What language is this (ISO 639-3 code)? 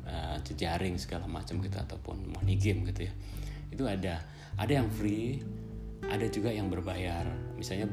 ind